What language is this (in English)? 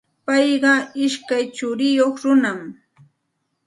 Santa Ana de Tusi Pasco Quechua